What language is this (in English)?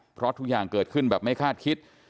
Thai